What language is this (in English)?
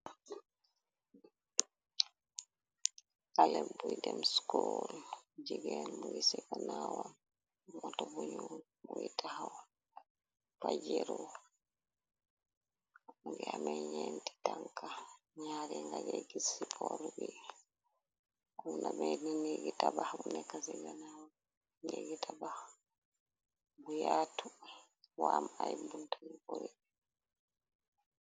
Wolof